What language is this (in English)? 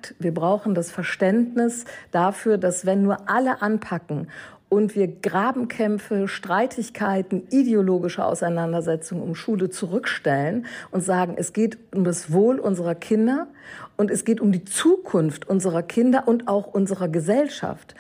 German